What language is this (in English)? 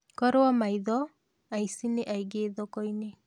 Kikuyu